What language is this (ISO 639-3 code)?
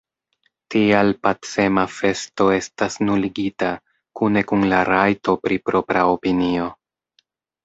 epo